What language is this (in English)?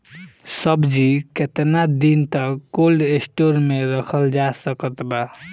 Bhojpuri